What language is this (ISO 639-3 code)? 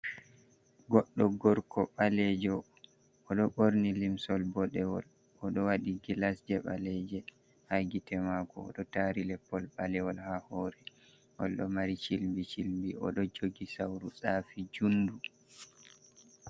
ful